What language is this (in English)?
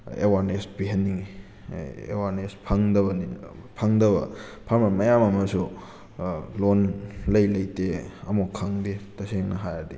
Manipuri